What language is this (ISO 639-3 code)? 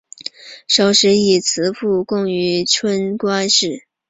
zho